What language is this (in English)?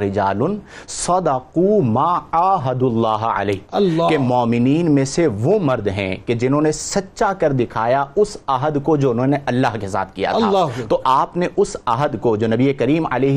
Urdu